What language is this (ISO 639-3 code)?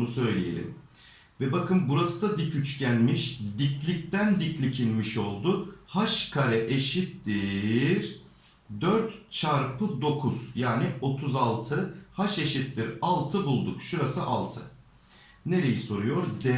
tur